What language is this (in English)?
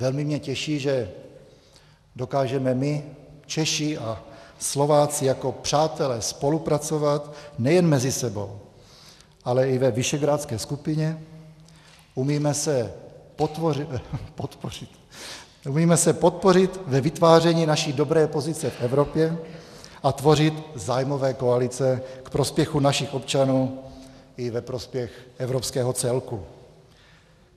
Czech